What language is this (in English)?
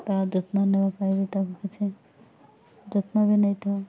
Odia